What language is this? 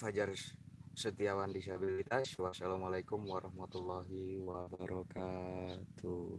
Indonesian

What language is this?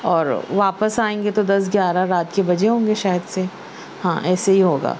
Urdu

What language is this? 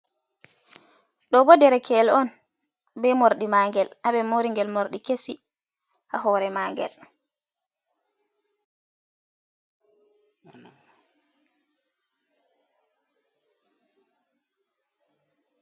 Fula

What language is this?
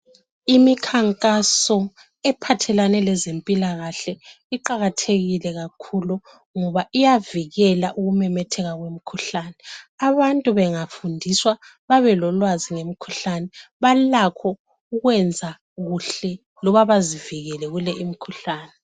North Ndebele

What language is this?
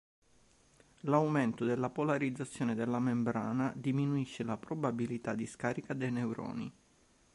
Italian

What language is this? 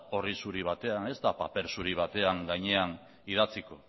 Basque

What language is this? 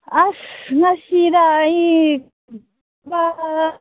Manipuri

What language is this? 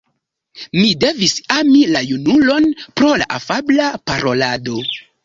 Esperanto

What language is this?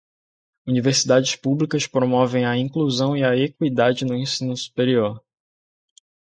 Portuguese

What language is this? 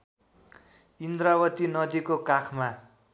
Nepali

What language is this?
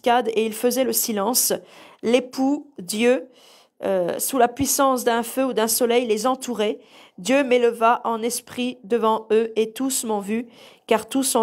French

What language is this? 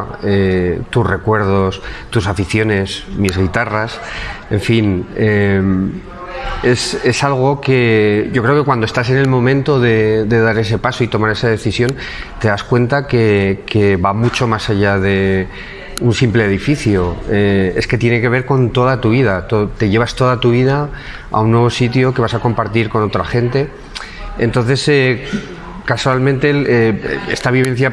Spanish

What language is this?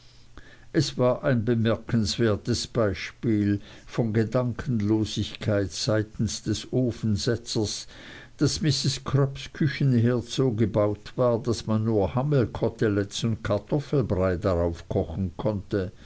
German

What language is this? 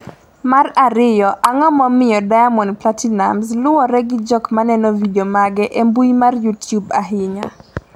Luo (Kenya and Tanzania)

